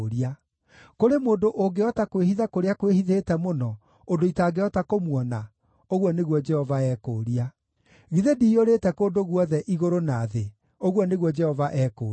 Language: Kikuyu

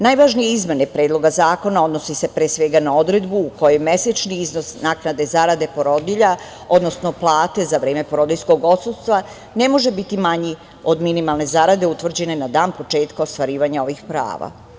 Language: Serbian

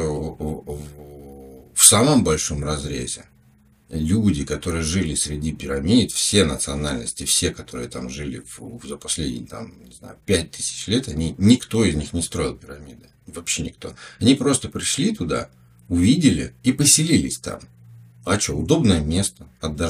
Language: Russian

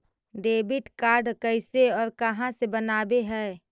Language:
Magahi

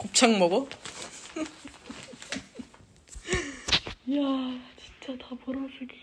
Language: Korean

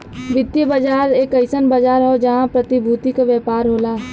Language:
Bhojpuri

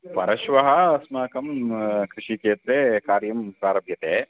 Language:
Sanskrit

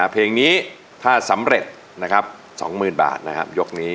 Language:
Thai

